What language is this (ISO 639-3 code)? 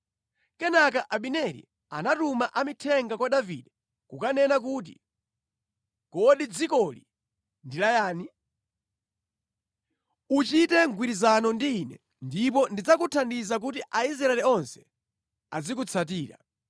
nya